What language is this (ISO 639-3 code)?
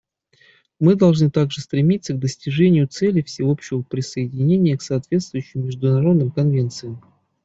rus